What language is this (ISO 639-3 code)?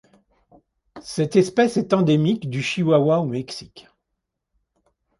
fra